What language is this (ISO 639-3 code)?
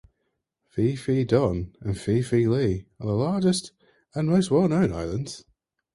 eng